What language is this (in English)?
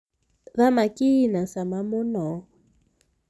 Kikuyu